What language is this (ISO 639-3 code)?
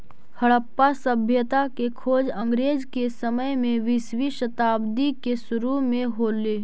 mag